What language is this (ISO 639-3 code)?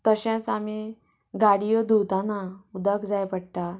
kok